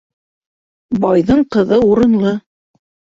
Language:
Bashkir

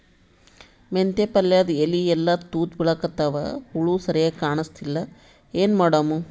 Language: Kannada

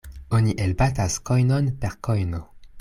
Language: Esperanto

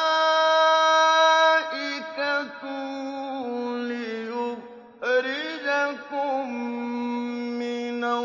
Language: Arabic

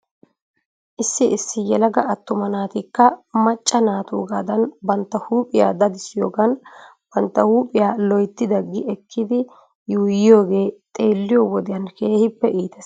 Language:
Wolaytta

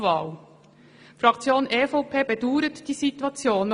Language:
Swiss German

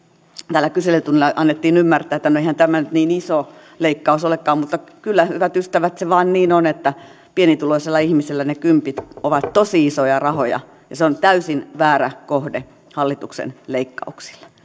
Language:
Finnish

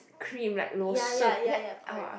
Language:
English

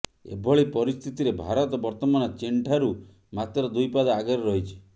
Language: Odia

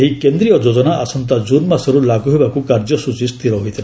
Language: Odia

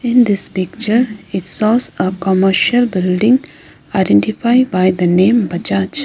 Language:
English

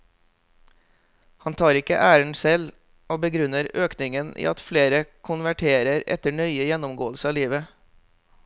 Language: Norwegian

